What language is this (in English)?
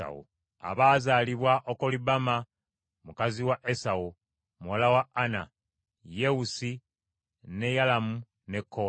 Ganda